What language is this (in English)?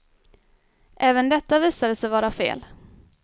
Swedish